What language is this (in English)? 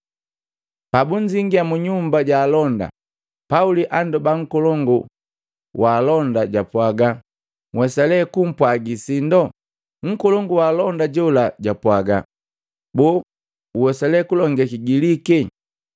Matengo